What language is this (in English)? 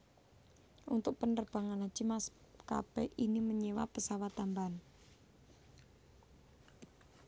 Javanese